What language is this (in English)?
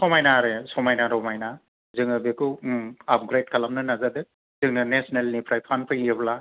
Bodo